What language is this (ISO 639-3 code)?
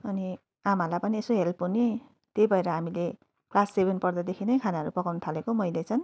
nep